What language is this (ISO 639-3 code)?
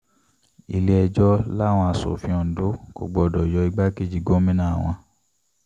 yor